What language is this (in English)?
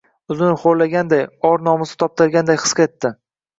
Uzbek